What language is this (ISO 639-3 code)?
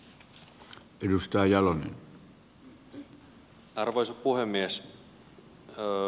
fin